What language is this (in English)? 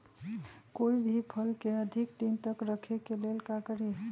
Magahi